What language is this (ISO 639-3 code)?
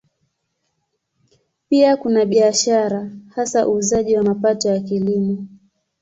swa